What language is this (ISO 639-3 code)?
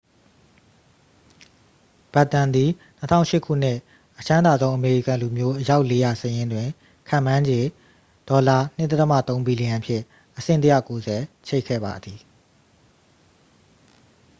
mya